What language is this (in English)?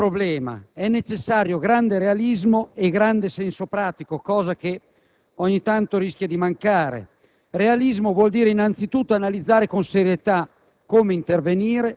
Italian